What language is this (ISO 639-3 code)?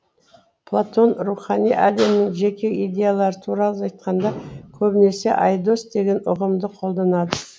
kaz